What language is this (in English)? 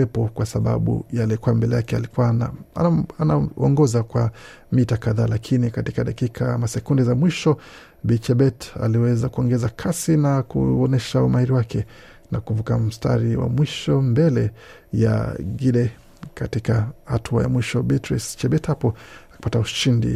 Swahili